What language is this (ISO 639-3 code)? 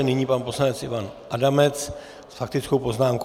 ces